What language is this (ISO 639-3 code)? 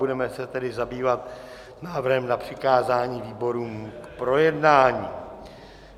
ces